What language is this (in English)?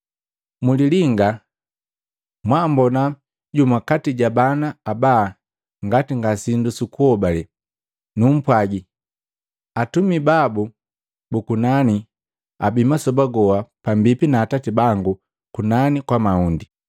Matengo